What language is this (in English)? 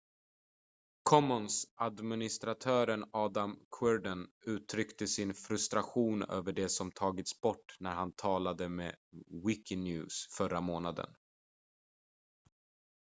Swedish